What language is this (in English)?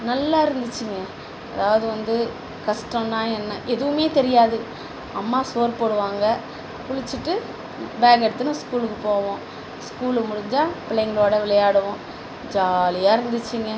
Tamil